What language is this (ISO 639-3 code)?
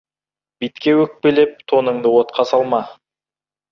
kaz